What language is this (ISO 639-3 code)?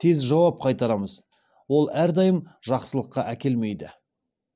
kaz